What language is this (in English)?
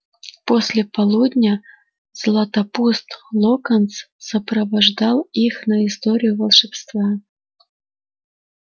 Russian